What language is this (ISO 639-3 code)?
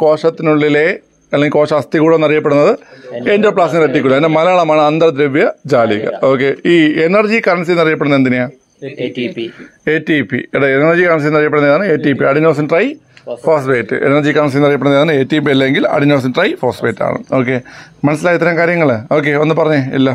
mal